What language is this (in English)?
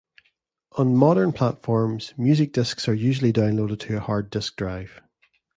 English